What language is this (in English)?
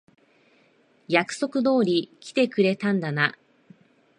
Japanese